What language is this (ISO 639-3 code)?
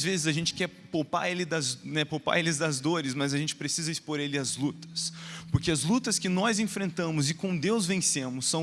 por